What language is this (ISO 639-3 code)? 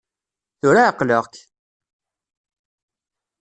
kab